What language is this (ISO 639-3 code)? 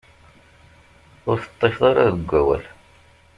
kab